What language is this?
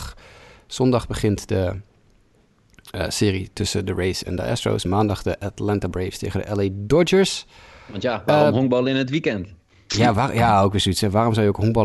Dutch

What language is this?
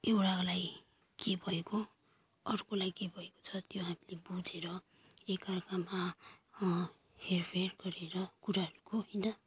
Nepali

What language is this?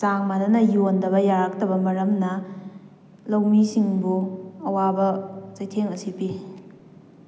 Manipuri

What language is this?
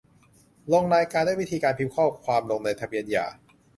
Thai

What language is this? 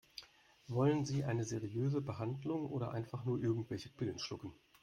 German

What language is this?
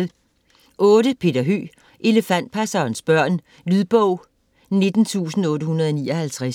Danish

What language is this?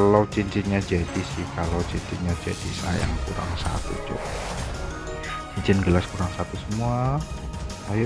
Indonesian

